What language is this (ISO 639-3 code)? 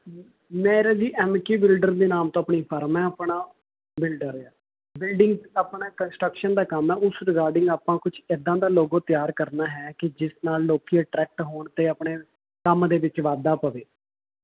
pan